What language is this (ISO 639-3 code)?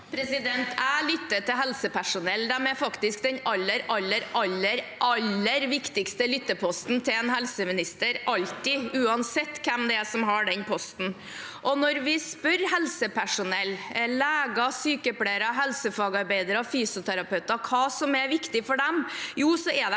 nor